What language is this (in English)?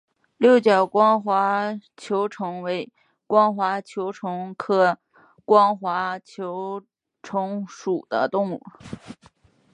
Chinese